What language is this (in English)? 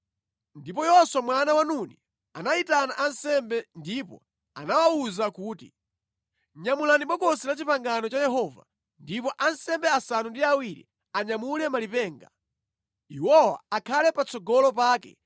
Nyanja